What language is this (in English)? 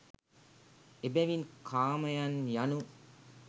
Sinhala